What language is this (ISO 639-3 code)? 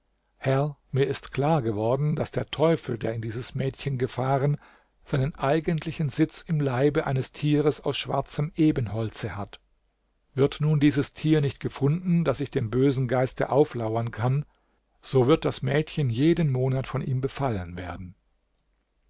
deu